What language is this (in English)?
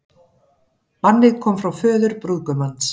Icelandic